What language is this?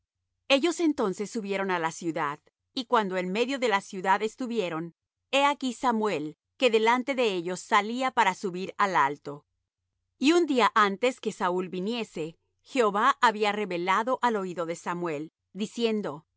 Spanish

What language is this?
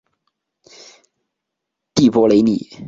Chinese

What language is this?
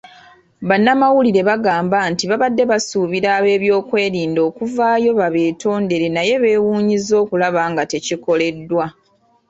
Ganda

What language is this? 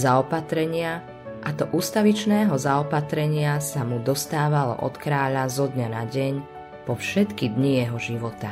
Slovak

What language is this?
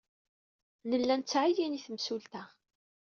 Kabyle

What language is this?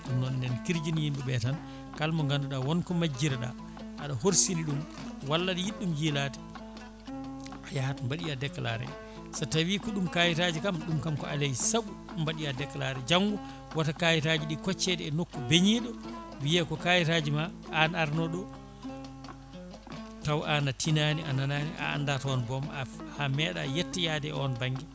Fula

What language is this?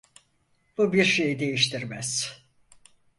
Turkish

